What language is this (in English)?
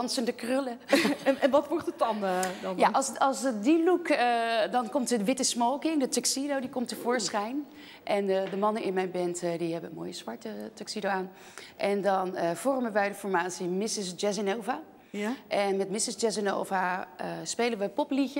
Dutch